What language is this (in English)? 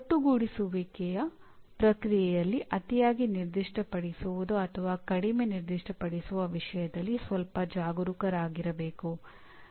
Kannada